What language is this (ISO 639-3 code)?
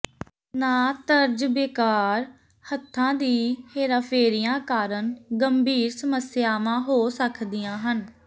pan